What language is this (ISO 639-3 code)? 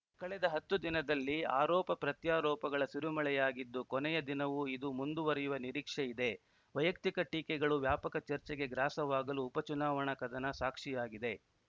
kan